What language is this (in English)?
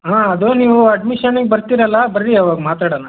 Kannada